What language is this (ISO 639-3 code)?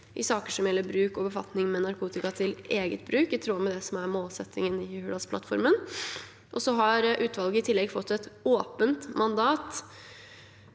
nor